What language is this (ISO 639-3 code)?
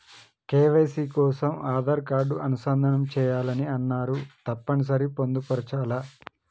tel